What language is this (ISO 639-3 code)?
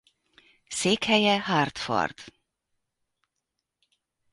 hun